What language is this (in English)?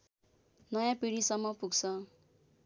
Nepali